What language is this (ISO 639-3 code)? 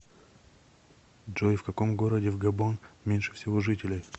rus